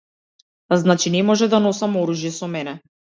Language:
Macedonian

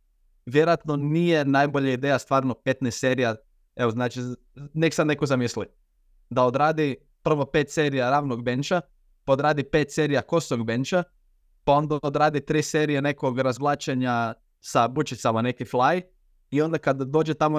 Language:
Croatian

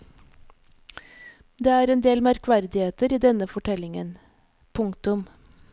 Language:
Norwegian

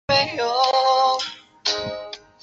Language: Chinese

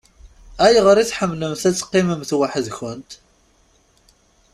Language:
Kabyle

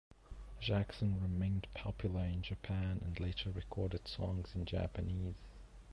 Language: English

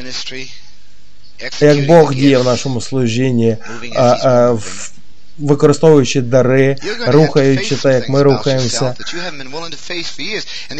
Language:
Ukrainian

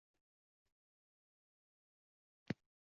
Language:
Uzbek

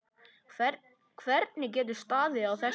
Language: Icelandic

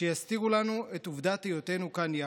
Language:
Hebrew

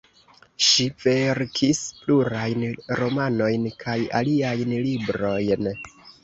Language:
Esperanto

